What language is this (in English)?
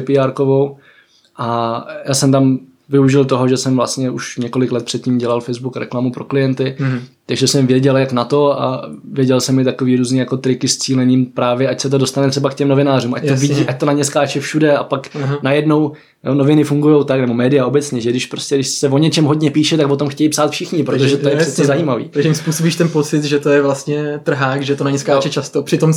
Czech